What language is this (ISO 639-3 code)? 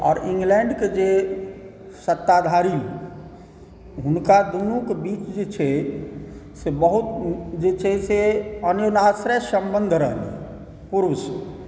mai